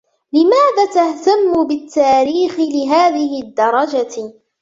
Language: Arabic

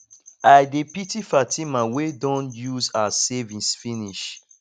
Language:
Nigerian Pidgin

